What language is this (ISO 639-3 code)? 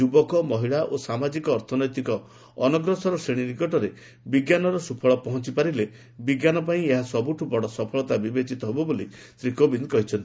ori